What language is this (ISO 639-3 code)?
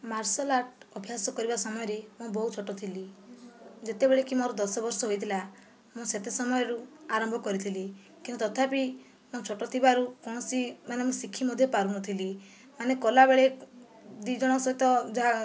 ori